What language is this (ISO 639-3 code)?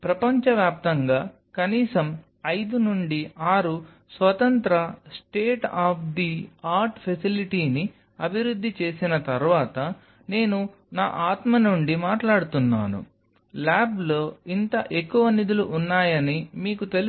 tel